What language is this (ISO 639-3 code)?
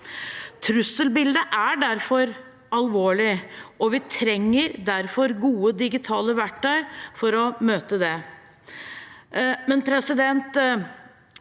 nor